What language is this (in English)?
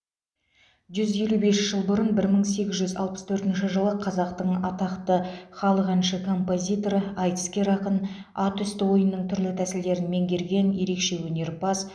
Kazakh